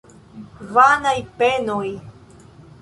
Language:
Esperanto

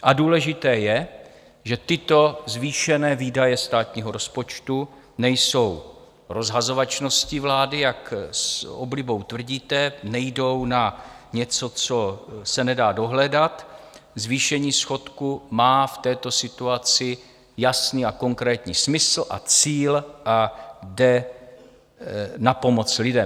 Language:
Czech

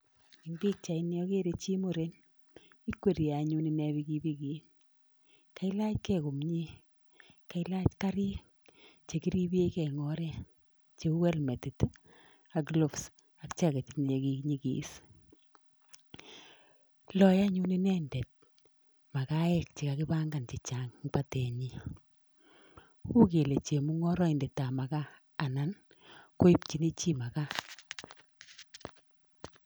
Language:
Kalenjin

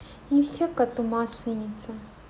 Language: Russian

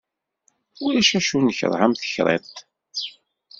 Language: Kabyle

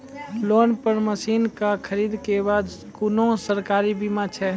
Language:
Maithili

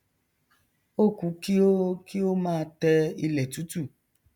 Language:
Yoruba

